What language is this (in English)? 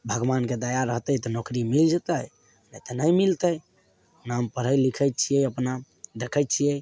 Maithili